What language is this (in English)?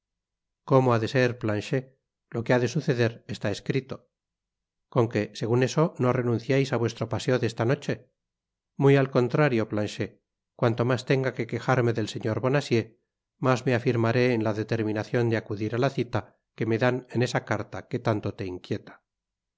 Spanish